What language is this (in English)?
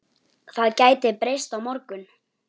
Icelandic